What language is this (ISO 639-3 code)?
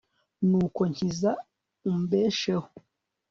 kin